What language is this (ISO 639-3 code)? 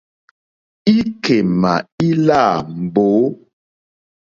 bri